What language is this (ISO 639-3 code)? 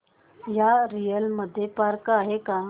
mar